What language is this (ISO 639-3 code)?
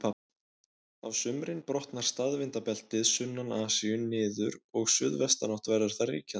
isl